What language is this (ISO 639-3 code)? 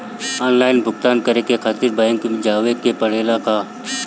bho